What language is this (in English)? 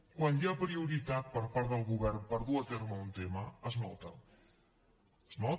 Catalan